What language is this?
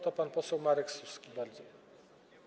Polish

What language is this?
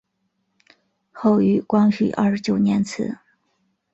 Chinese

